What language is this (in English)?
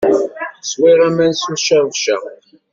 Kabyle